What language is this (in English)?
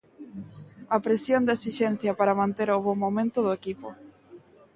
Galician